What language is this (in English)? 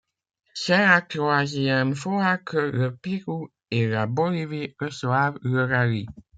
French